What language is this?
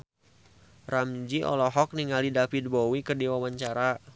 Sundanese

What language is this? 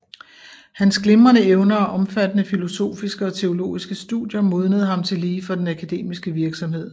Danish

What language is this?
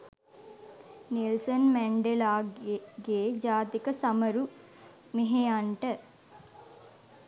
Sinhala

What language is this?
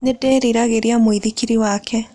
Kikuyu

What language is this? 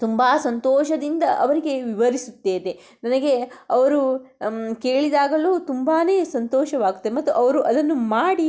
Kannada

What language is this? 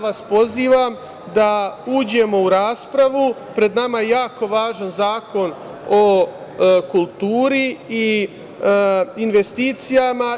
Serbian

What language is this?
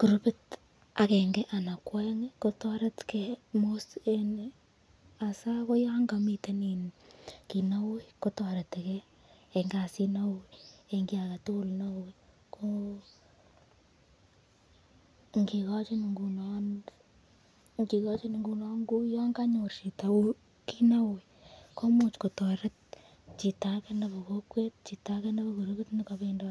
Kalenjin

